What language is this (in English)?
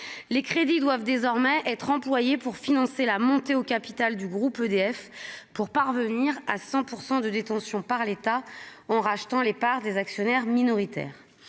French